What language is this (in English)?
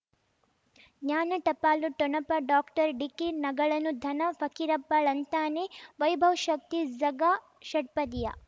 Kannada